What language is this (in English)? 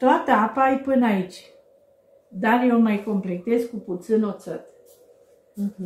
Romanian